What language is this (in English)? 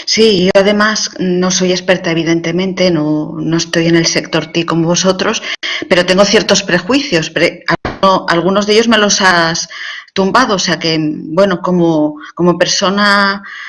Spanish